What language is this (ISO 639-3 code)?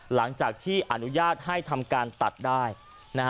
tha